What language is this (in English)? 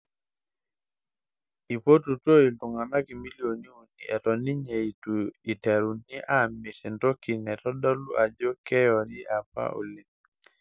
Masai